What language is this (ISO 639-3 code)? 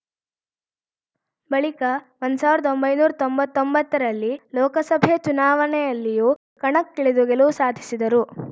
kan